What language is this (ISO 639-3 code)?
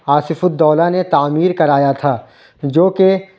urd